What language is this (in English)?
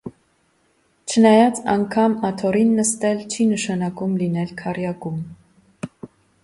Armenian